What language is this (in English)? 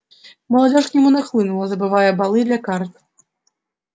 Russian